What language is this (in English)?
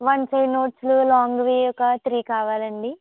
Telugu